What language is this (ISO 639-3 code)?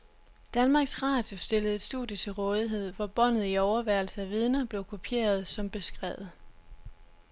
dan